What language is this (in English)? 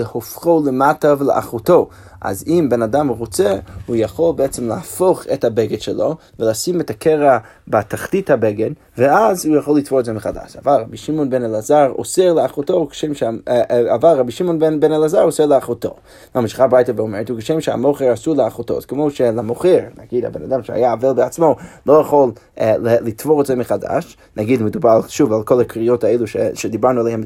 Hebrew